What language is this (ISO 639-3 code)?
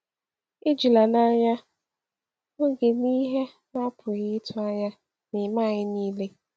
ibo